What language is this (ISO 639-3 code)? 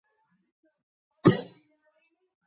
kat